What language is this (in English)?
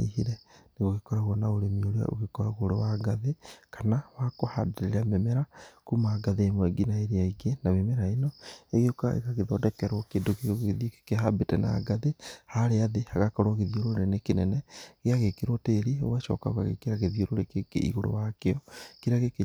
Kikuyu